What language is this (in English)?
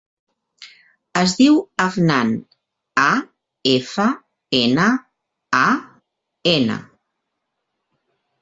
Catalan